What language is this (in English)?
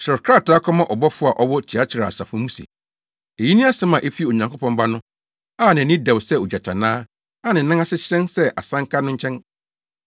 Akan